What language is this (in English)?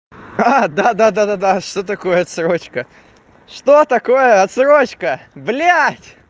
Russian